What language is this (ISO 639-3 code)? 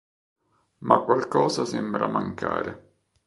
ita